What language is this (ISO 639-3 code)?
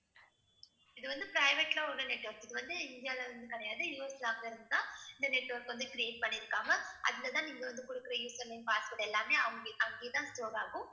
tam